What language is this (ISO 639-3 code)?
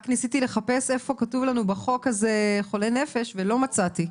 heb